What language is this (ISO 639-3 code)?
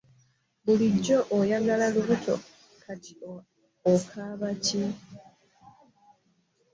lug